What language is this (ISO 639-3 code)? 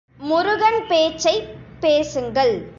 tam